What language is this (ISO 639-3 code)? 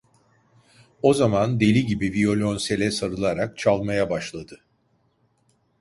tur